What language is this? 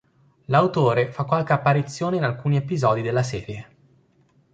Italian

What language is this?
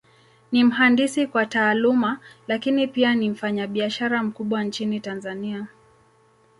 Swahili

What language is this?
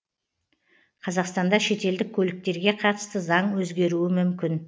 Kazakh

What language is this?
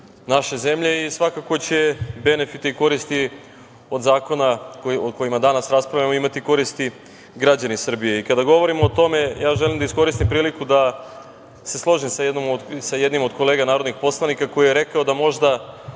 Serbian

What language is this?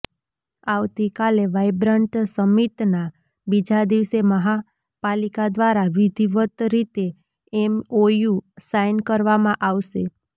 Gujarati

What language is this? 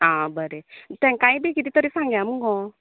Konkani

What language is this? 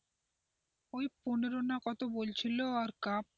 Bangla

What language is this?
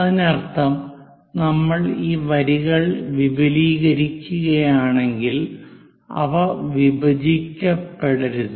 Malayalam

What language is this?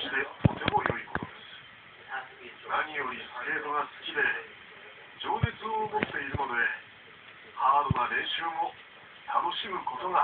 Japanese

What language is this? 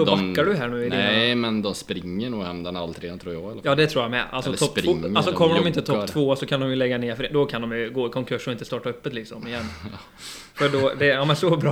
Swedish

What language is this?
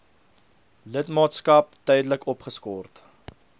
Afrikaans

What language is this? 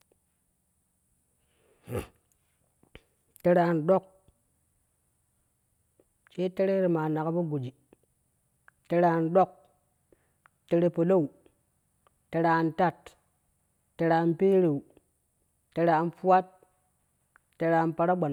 Kushi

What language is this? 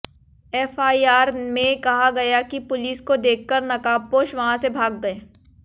Hindi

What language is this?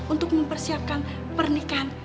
Indonesian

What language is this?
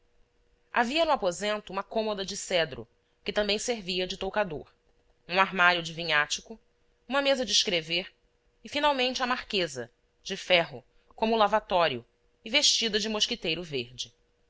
Portuguese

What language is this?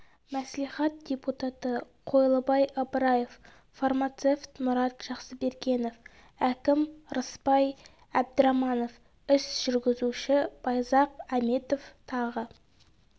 Kazakh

